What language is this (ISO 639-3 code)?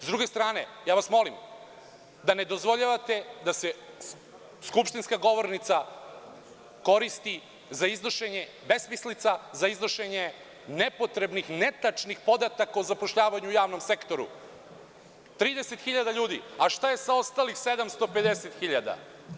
srp